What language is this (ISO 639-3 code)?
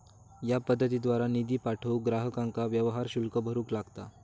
mar